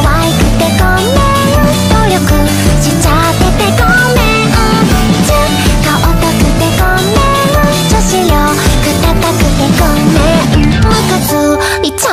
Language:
Japanese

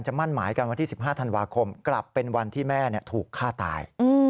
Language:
Thai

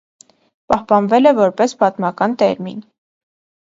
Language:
Armenian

